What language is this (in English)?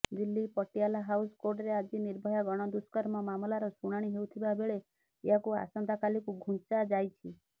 Odia